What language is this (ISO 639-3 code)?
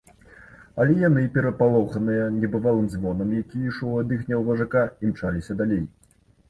bel